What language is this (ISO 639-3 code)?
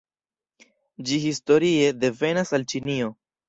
epo